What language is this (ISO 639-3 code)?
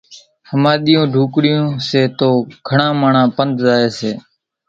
gjk